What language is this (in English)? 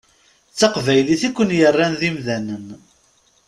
Kabyle